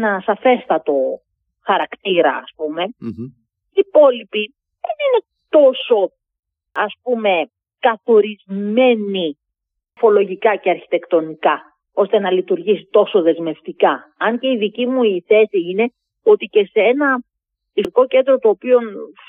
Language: Greek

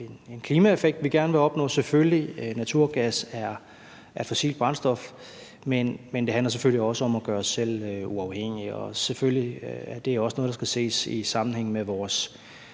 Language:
Danish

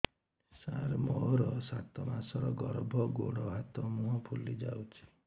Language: Odia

